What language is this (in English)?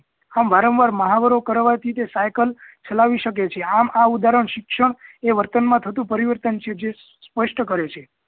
Gujarati